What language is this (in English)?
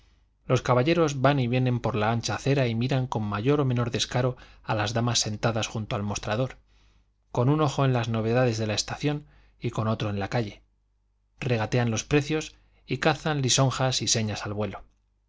Spanish